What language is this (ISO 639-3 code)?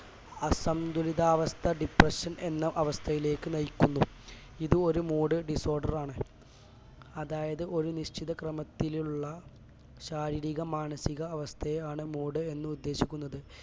mal